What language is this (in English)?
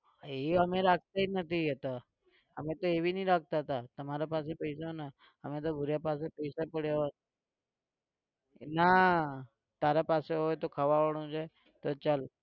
Gujarati